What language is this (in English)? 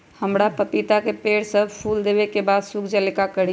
Magahi